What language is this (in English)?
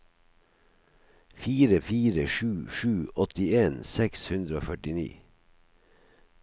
Norwegian